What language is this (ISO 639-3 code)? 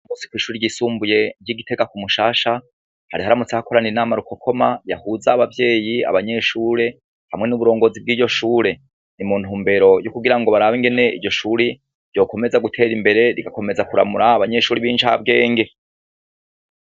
run